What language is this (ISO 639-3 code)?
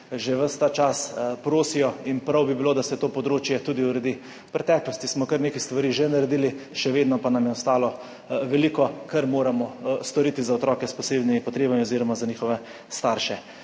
slv